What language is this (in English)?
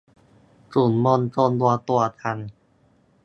Thai